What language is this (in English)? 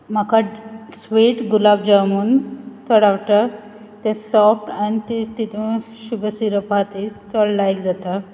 Konkani